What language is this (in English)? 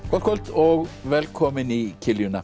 Icelandic